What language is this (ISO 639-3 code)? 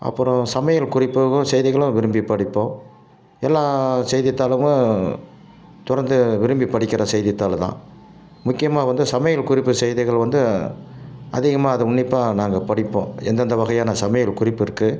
tam